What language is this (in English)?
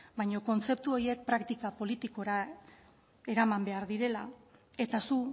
Basque